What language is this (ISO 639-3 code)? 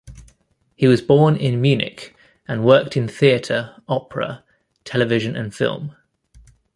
eng